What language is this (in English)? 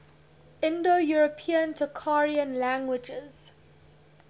English